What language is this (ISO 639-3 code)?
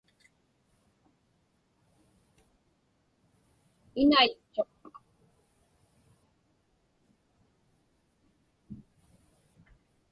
ipk